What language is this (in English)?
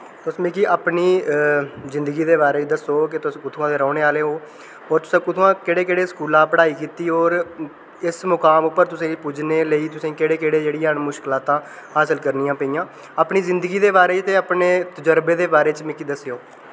Dogri